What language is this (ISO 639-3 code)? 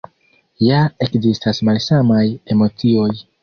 epo